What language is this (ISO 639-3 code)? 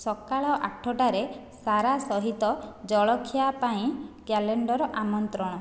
ori